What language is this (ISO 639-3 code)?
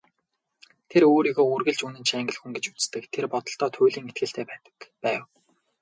mon